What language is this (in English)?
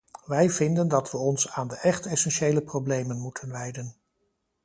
Dutch